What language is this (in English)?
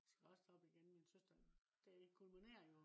Danish